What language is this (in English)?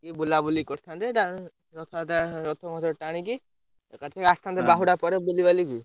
Odia